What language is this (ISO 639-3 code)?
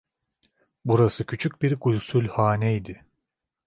tur